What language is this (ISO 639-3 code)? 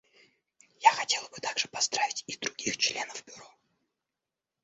rus